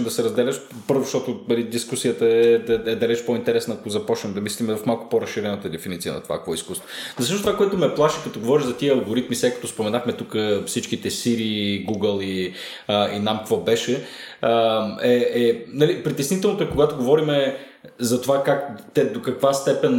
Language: Bulgarian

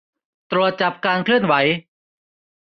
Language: Thai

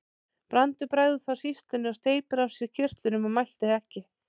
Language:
Icelandic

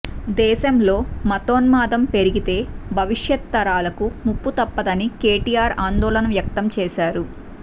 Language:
Telugu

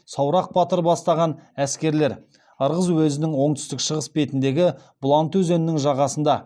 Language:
Kazakh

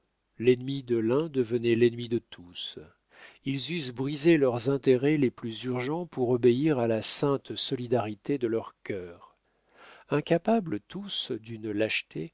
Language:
French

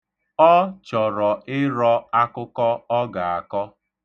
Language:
Igbo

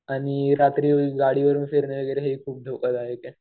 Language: Marathi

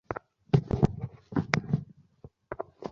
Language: Bangla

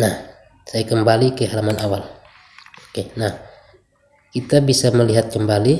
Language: Indonesian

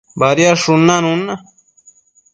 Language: Matsés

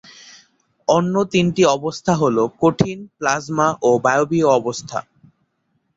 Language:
Bangla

